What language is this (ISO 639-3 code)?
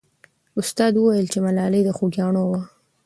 pus